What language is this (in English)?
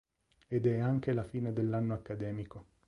Italian